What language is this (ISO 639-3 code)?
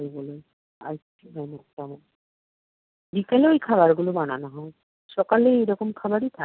ben